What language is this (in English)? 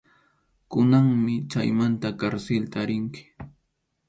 Arequipa-La Unión Quechua